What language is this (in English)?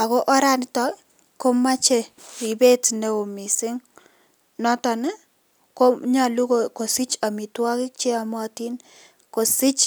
Kalenjin